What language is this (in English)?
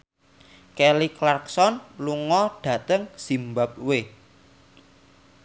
Javanese